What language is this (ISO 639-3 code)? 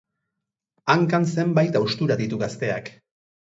eus